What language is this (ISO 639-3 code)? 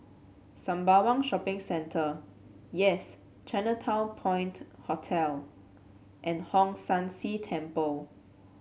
eng